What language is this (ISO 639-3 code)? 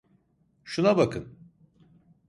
tur